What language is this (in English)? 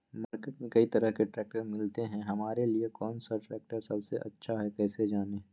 Magahi